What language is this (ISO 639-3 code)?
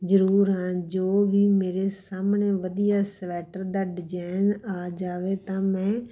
pan